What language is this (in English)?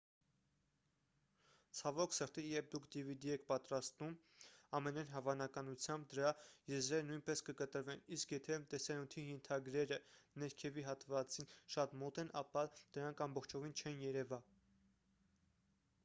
Armenian